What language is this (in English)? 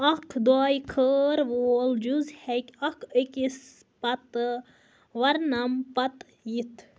Kashmiri